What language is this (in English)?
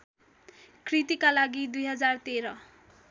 Nepali